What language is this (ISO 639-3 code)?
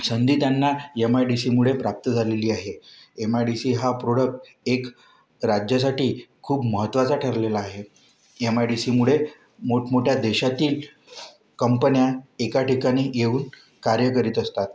mar